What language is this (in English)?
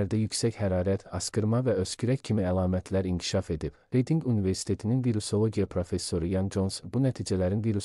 Turkish